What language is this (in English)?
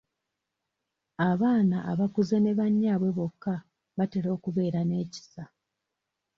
Ganda